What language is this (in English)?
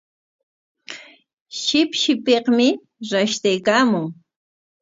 Corongo Ancash Quechua